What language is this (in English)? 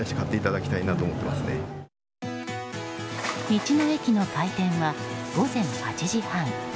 Japanese